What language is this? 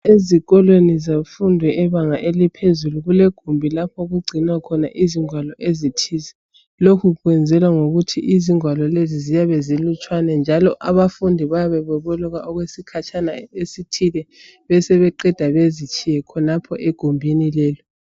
North Ndebele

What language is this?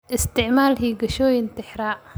Somali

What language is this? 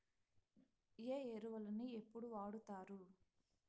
Telugu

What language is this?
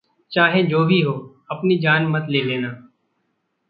Hindi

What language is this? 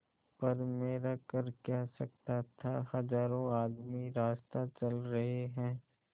Hindi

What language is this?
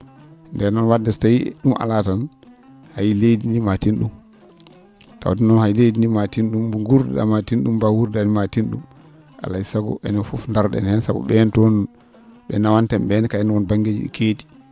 Fula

